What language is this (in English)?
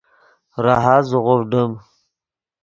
Yidgha